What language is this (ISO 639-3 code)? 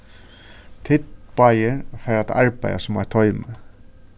fao